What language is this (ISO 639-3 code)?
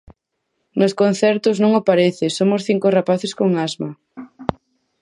glg